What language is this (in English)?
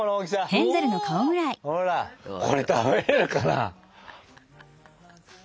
Japanese